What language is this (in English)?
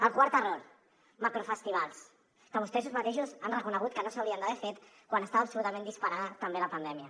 Catalan